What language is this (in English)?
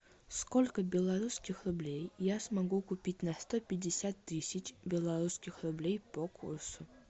Russian